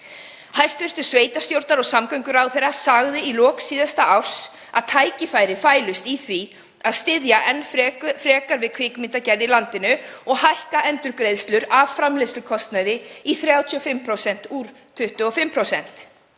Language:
Icelandic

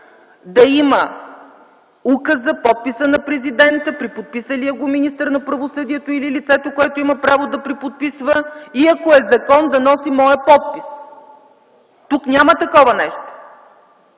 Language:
Bulgarian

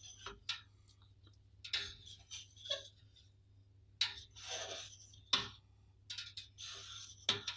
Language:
Russian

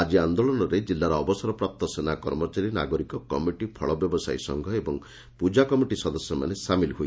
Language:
Odia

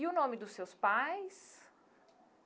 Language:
Portuguese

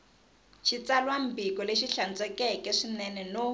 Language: Tsonga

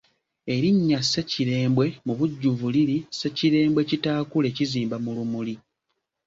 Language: Ganda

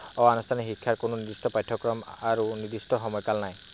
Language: Assamese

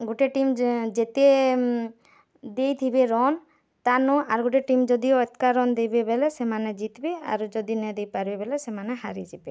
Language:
Odia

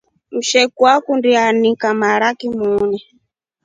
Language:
Rombo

